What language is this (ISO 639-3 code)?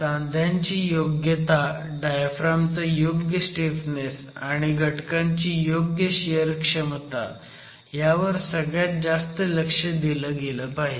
mar